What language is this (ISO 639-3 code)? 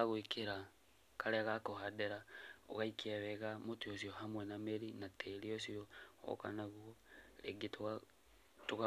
kik